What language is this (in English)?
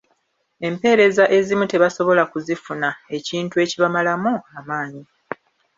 Ganda